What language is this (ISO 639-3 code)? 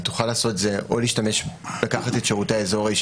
heb